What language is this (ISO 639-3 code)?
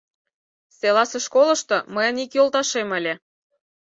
chm